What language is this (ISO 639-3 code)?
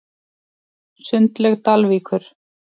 isl